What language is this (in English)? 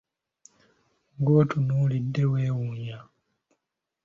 Ganda